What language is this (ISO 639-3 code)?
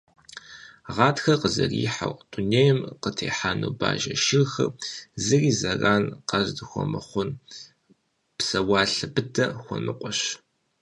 kbd